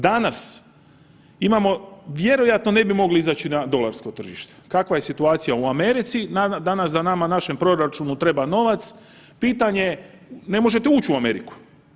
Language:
Croatian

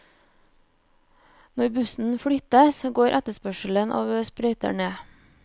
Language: Norwegian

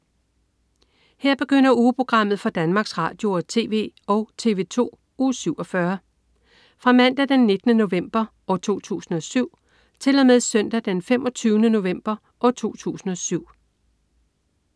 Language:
Danish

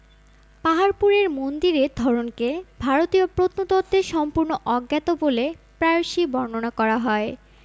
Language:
Bangla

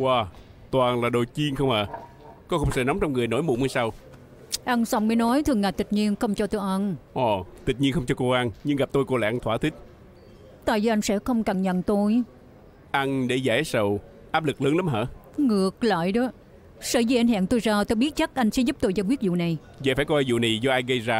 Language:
Vietnamese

